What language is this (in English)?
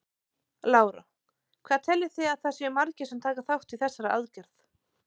Icelandic